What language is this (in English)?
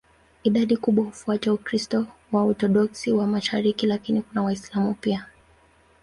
Swahili